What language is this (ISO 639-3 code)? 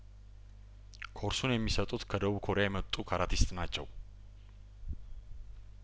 amh